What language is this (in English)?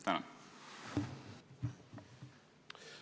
Estonian